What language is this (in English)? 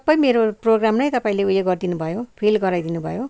Nepali